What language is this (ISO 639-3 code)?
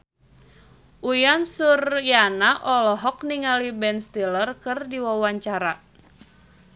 sun